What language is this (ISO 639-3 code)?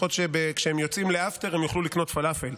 heb